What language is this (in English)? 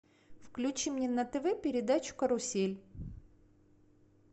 Russian